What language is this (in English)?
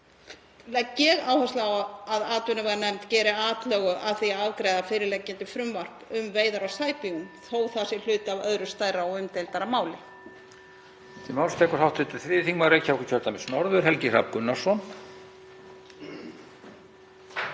Icelandic